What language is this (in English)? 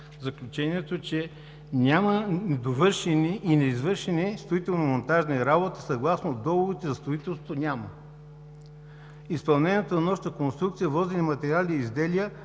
Bulgarian